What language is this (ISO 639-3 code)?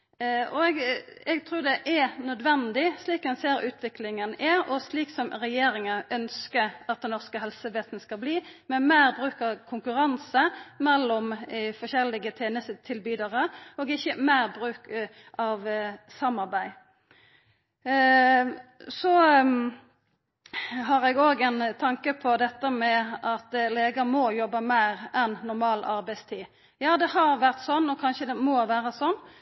nno